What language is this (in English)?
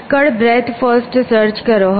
Gujarati